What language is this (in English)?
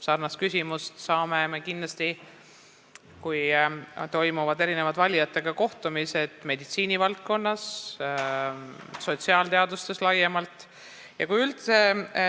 Estonian